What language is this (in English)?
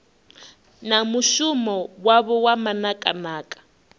Venda